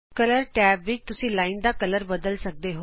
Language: Punjabi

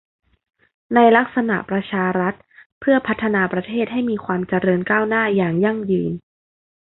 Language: Thai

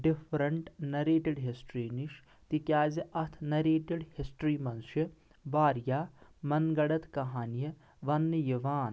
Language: Kashmiri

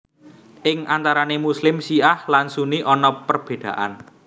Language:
Javanese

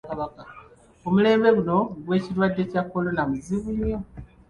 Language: Ganda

